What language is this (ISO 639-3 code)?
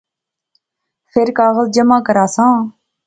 phr